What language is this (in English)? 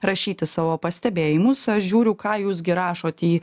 Lithuanian